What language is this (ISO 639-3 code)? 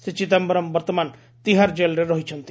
ori